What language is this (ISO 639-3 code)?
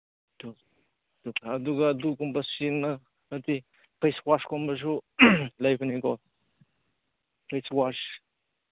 mni